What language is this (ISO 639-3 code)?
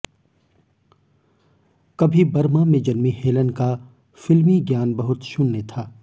hin